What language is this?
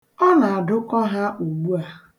Igbo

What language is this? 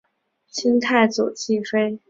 Chinese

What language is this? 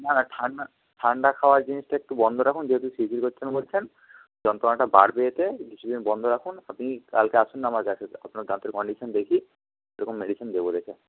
Bangla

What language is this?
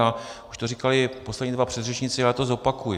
Czech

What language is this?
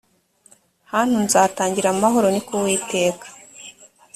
Kinyarwanda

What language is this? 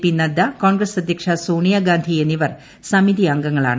Malayalam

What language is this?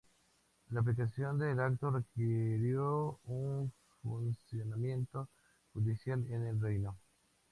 Spanish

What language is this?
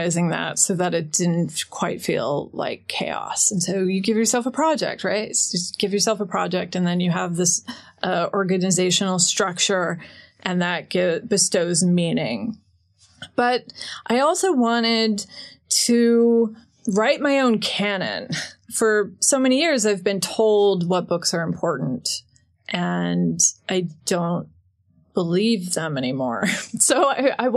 English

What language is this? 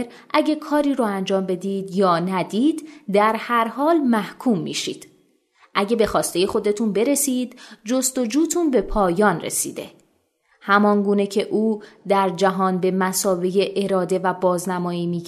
Persian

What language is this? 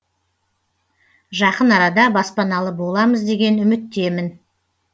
Kazakh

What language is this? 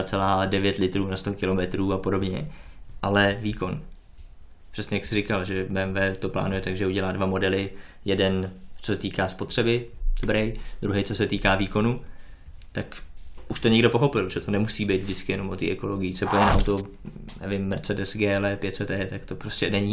Czech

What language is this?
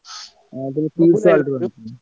Odia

